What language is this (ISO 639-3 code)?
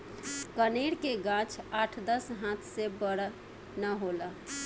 bho